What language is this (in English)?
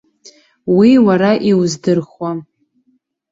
Abkhazian